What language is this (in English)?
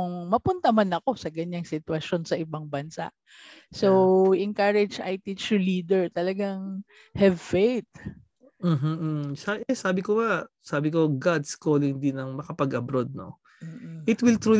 Filipino